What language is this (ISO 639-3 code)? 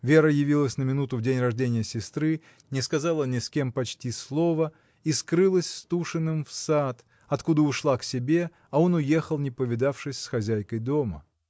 rus